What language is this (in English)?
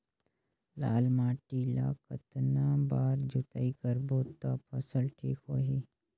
Chhattisgarhi